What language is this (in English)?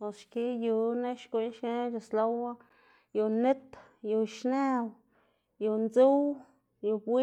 Xanaguía Zapotec